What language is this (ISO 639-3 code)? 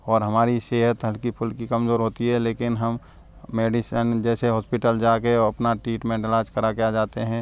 hin